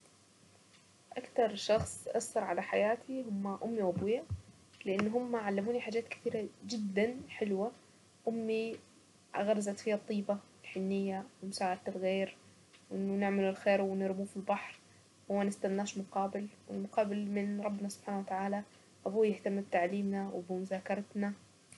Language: Saidi Arabic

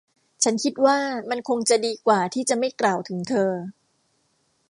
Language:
Thai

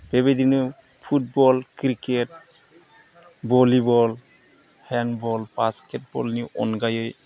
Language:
Bodo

